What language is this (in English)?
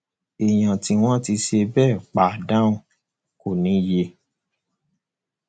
Yoruba